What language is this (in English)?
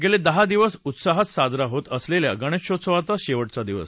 Marathi